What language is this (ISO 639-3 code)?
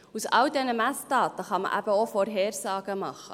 gsw